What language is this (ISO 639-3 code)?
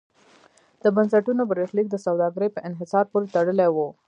pus